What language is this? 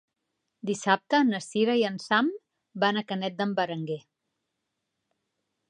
Catalan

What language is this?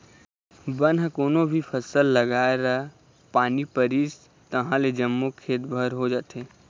Chhattisgarhi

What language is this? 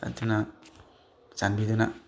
Manipuri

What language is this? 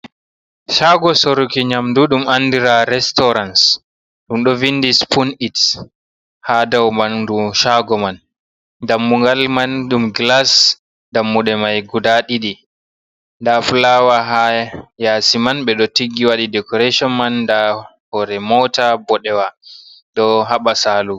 Fula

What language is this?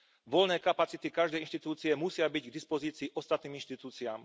Slovak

